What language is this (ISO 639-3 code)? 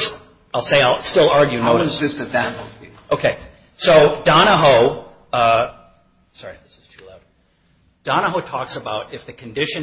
eng